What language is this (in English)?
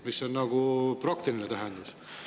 Estonian